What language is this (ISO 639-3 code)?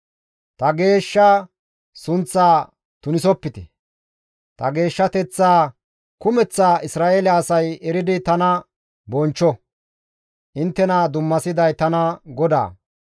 gmv